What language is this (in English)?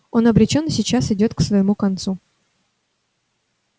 Russian